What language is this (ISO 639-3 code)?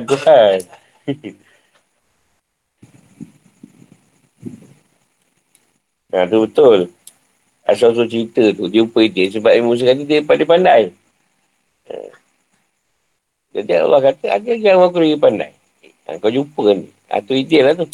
msa